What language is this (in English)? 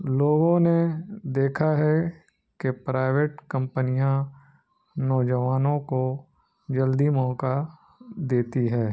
Urdu